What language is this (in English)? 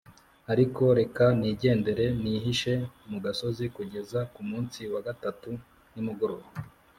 Kinyarwanda